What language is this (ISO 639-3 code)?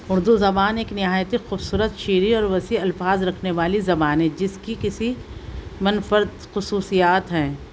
urd